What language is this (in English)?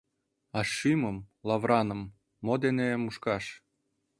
Mari